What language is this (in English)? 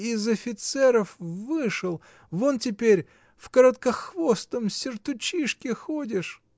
Russian